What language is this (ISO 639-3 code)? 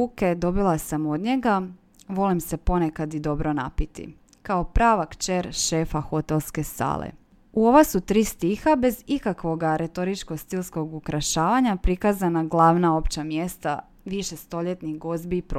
hrv